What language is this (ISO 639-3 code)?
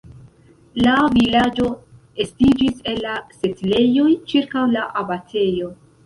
epo